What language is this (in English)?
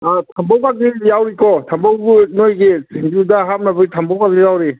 Manipuri